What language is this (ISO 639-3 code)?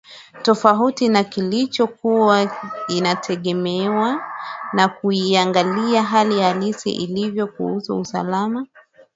swa